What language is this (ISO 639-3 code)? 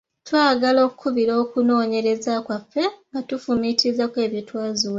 lug